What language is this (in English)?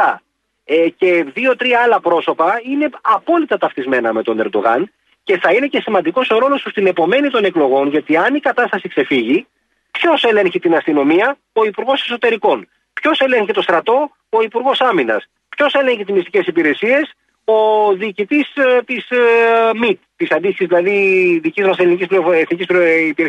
Greek